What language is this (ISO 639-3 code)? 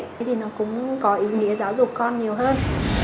vie